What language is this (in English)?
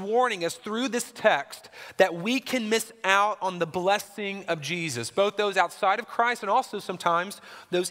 English